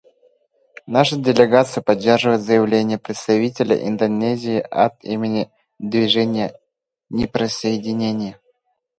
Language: Russian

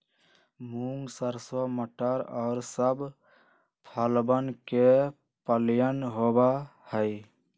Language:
Magahi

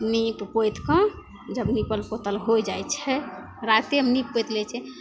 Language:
Maithili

